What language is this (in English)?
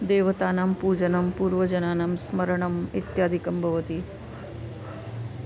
Sanskrit